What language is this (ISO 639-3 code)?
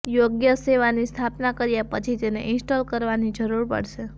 guj